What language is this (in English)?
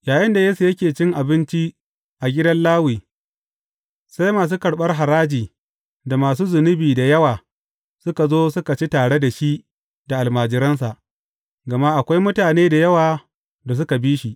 Hausa